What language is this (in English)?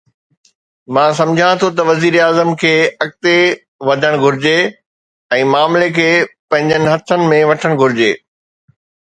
Sindhi